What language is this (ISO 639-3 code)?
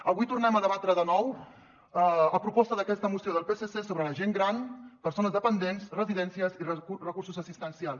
cat